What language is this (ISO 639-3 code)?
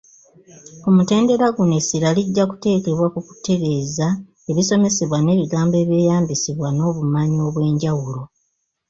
lug